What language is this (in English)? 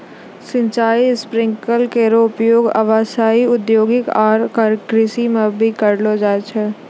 Maithili